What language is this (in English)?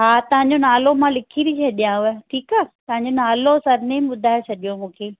Sindhi